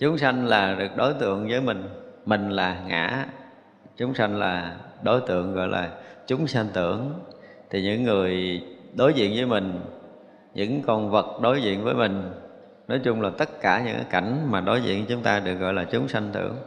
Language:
Vietnamese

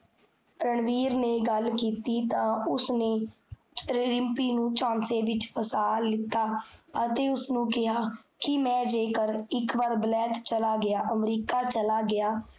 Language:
Punjabi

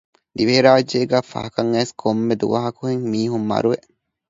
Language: Divehi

